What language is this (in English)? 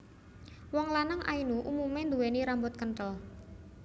Javanese